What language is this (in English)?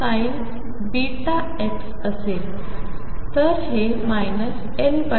Marathi